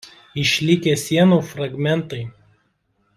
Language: Lithuanian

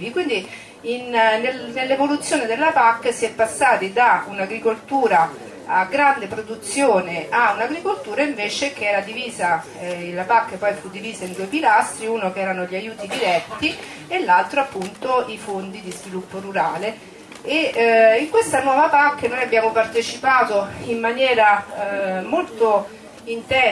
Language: Italian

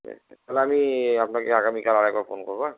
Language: Bangla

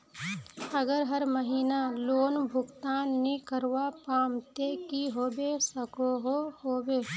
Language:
Magahi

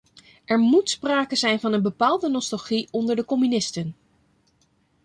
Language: Dutch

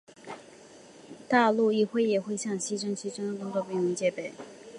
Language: Chinese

